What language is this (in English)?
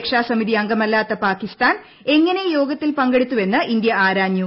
Malayalam